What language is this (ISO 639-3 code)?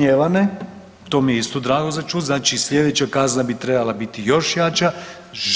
hrv